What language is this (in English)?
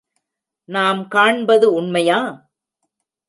Tamil